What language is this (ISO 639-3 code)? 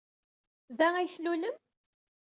kab